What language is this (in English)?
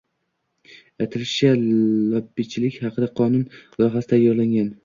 Uzbek